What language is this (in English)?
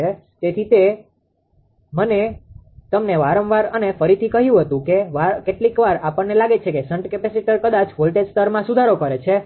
Gujarati